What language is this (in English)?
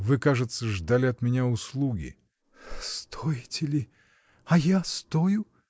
Russian